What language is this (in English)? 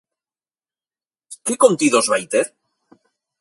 Galician